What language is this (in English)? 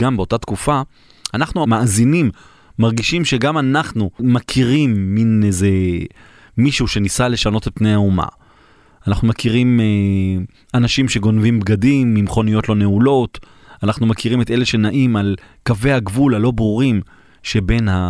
Hebrew